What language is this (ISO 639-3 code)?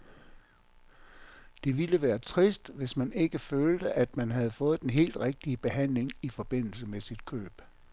dan